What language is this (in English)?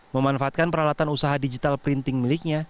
Indonesian